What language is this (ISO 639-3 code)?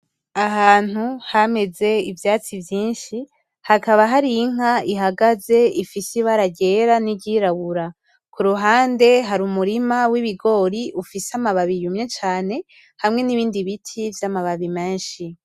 run